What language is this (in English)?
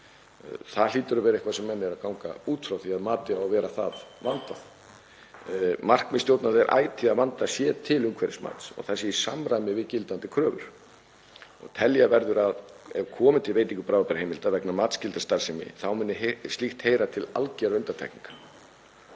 Icelandic